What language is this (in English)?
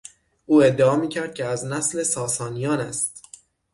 Persian